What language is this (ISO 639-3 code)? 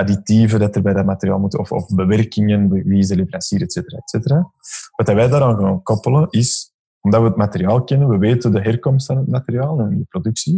nld